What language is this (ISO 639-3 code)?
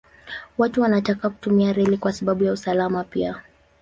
swa